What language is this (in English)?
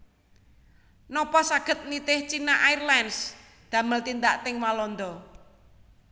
Javanese